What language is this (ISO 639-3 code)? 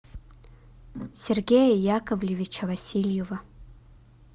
rus